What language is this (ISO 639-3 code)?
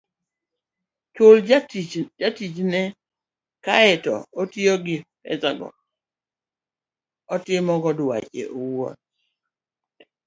luo